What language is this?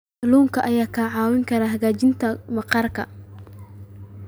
Somali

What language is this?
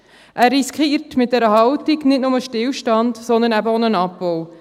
Swiss German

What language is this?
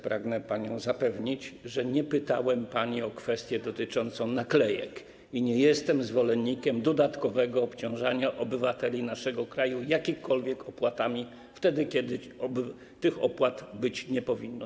Polish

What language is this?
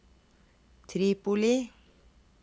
Norwegian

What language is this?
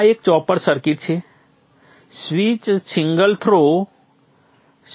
Gujarati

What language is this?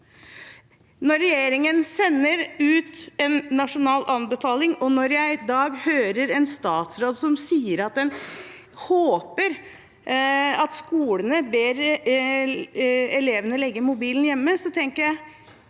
Norwegian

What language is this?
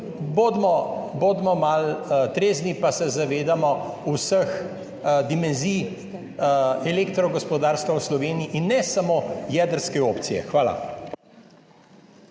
Slovenian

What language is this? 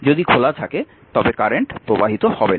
Bangla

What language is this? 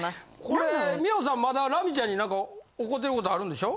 Japanese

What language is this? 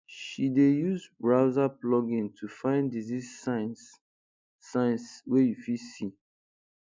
Nigerian Pidgin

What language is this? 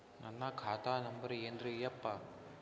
Kannada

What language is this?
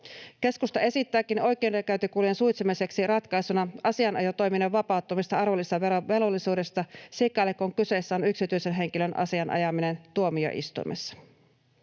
Finnish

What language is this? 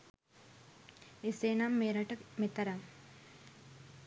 Sinhala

